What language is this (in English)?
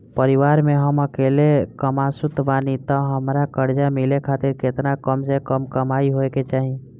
Bhojpuri